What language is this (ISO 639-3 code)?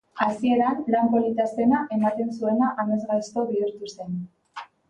eus